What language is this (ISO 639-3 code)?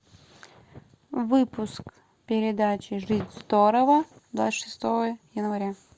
rus